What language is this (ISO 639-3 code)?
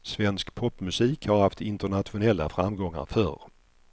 swe